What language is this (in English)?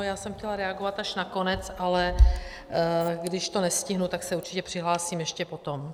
Czech